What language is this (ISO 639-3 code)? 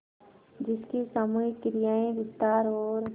hin